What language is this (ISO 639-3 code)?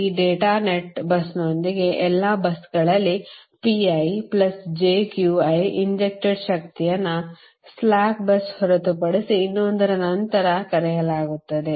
kan